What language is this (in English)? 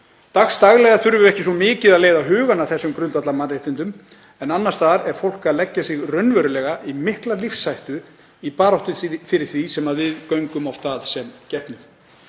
Icelandic